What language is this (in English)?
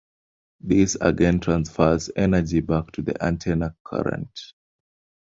English